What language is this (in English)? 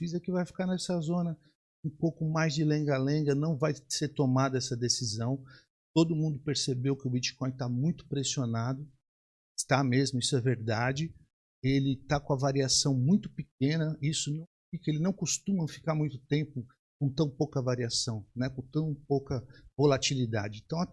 Portuguese